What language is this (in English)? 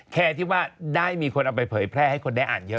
Thai